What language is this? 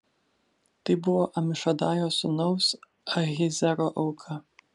Lithuanian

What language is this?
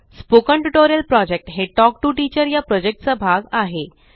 Marathi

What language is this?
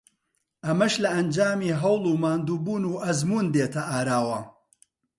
Central Kurdish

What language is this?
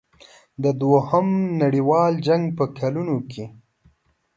Pashto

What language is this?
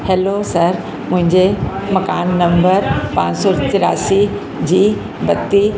Sindhi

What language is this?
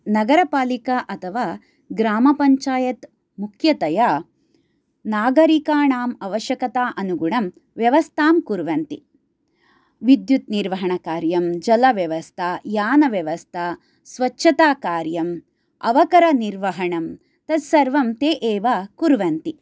Sanskrit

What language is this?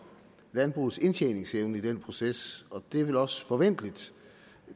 Danish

